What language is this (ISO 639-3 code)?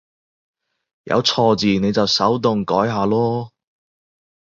yue